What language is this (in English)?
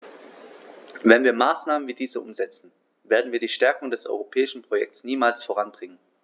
German